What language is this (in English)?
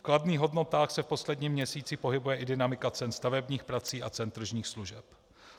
Czech